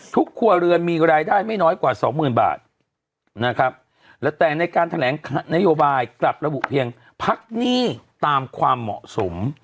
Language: Thai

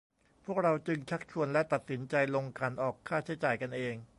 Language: Thai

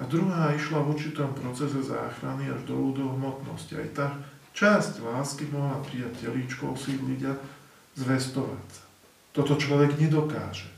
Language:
Slovak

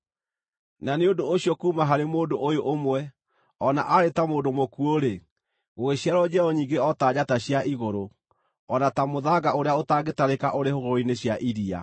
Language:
Kikuyu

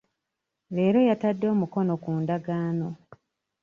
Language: Ganda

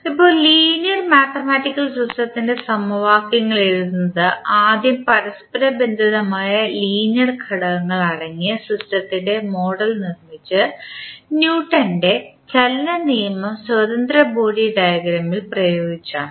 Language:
Malayalam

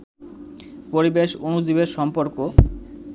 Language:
Bangla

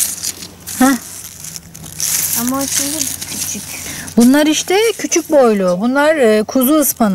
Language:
Turkish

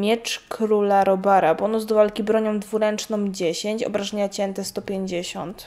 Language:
Polish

